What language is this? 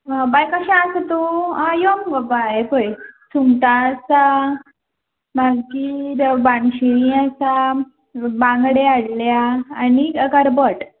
Konkani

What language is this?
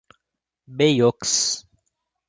Portuguese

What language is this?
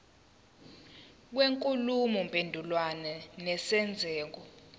Zulu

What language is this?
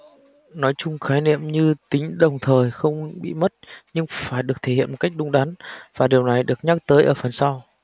Vietnamese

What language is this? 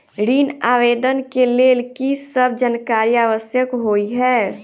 Maithili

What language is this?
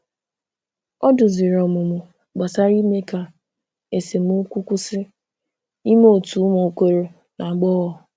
Igbo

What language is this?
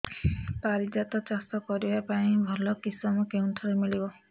Odia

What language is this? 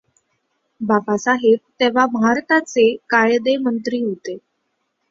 Marathi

